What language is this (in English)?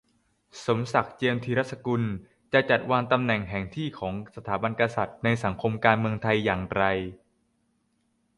Thai